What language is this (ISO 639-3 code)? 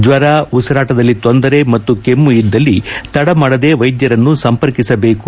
kan